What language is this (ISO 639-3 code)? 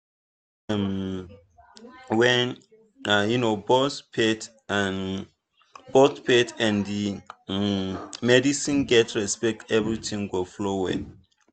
pcm